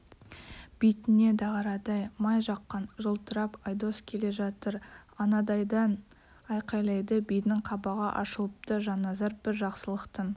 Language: Kazakh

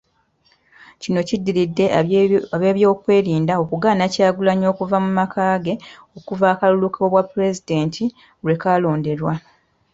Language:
Ganda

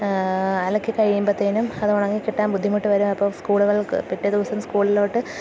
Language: Malayalam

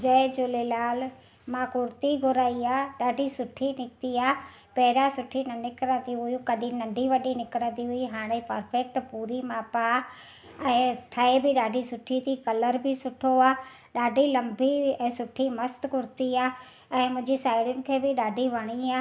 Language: Sindhi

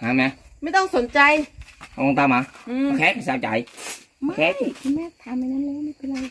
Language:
Vietnamese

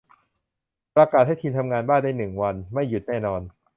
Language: Thai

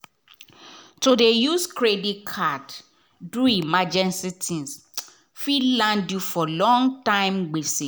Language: Nigerian Pidgin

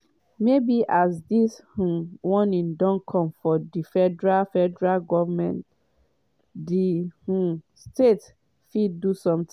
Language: Nigerian Pidgin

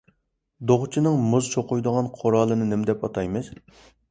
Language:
Uyghur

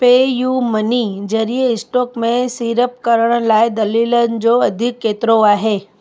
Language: Sindhi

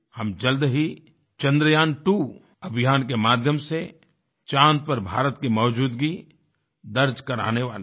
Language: Hindi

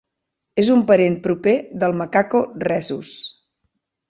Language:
Catalan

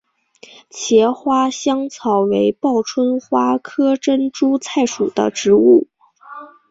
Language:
Chinese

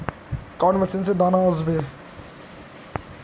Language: Magahi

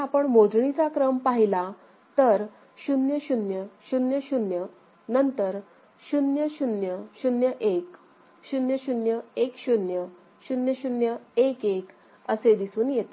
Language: Marathi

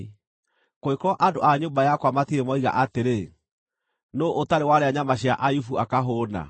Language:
Kikuyu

